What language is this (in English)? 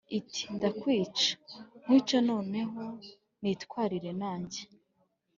Kinyarwanda